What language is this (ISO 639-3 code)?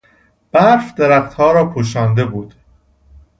fas